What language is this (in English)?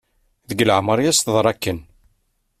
Kabyle